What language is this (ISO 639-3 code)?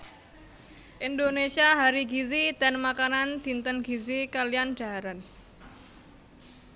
jav